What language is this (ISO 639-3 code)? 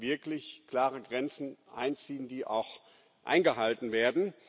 deu